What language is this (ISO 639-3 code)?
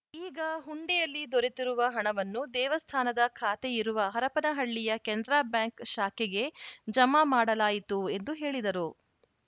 kan